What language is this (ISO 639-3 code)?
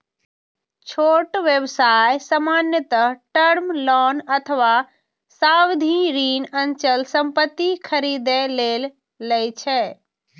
mai